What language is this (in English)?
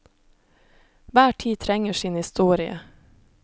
Norwegian